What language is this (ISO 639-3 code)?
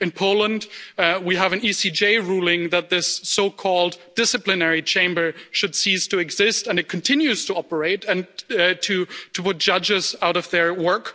eng